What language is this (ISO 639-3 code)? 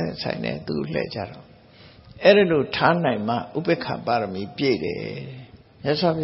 tha